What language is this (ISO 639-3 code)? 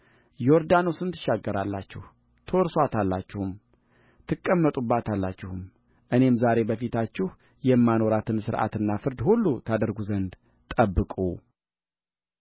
amh